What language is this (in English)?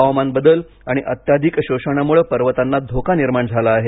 Marathi